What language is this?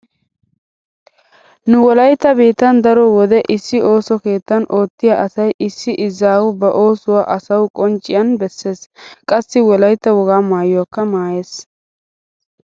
Wolaytta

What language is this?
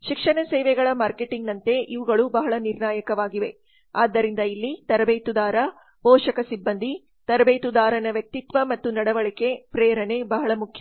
Kannada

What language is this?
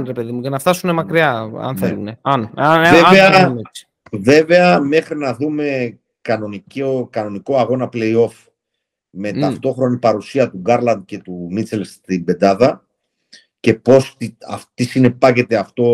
Greek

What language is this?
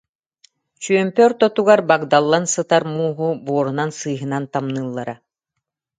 Yakut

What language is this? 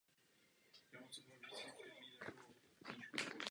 Czech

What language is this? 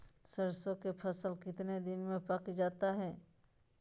Magahi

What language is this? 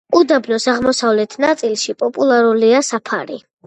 Georgian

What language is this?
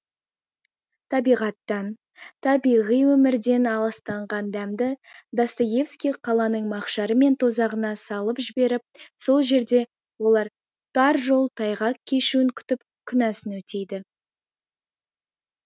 Kazakh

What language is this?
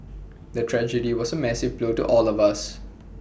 English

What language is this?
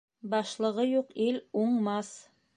Bashkir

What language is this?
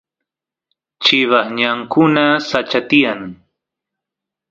Santiago del Estero Quichua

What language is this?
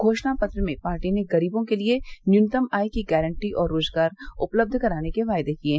Hindi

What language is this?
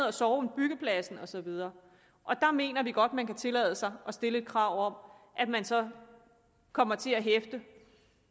Danish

